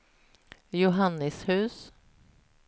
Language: Swedish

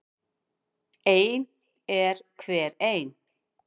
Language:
Icelandic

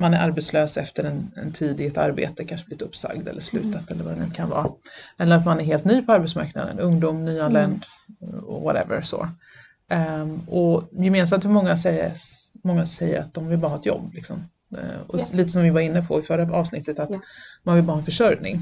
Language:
Swedish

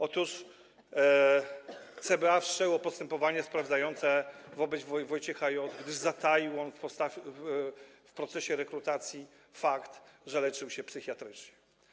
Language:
Polish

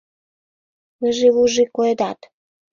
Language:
Mari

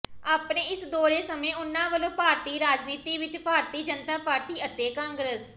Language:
Punjabi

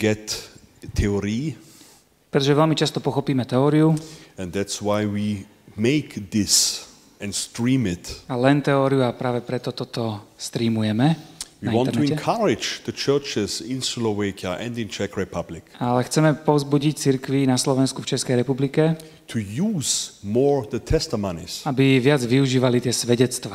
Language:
Slovak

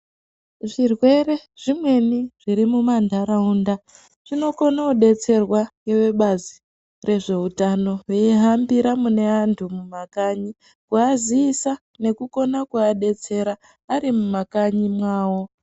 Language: Ndau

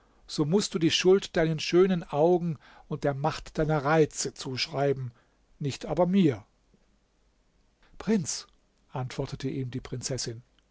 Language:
German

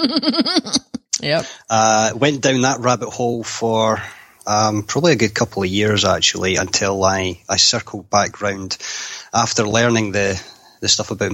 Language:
English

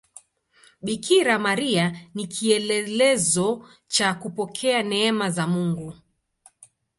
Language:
Swahili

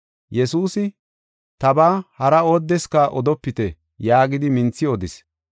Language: Gofa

